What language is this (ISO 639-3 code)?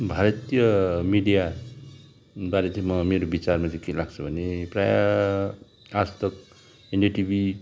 nep